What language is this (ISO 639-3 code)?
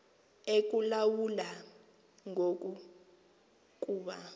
xho